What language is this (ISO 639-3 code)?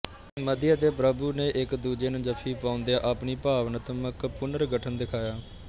pan